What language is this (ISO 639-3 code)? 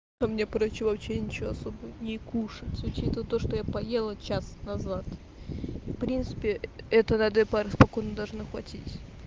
rus